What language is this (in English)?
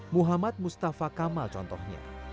Indonesian